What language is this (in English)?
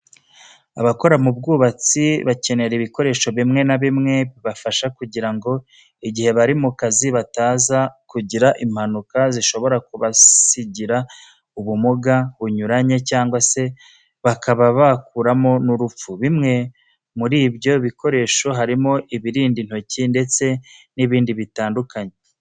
Kinyarwanda